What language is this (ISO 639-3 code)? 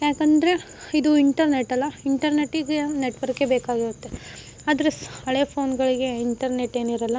kan